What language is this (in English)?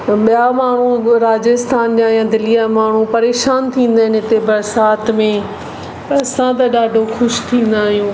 Sindhi